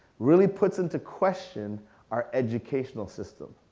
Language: English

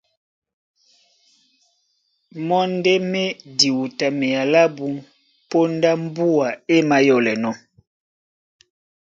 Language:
Duala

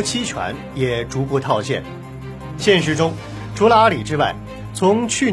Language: Chinese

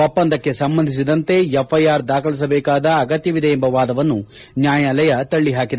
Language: Kannada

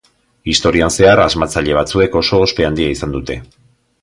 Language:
Basque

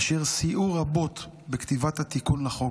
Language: Hebrew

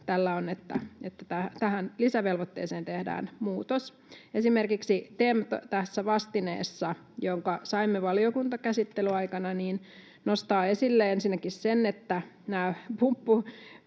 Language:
Finnish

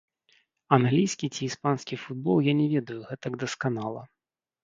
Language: Belarusian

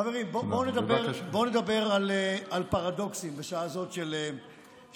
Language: Hebrew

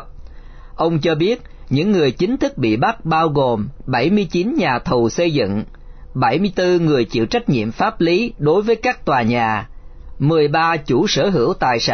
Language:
Vietnamese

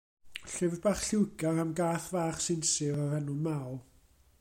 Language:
Welsh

